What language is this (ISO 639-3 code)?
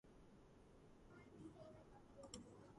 kat